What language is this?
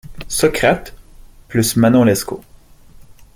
French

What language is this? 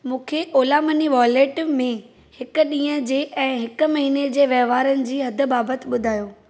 Sindhi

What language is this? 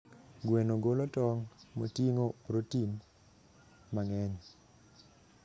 Luo (Kenya and Tanzania)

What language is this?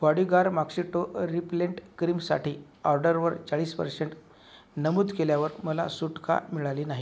Marathi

